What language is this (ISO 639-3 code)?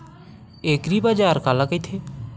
hne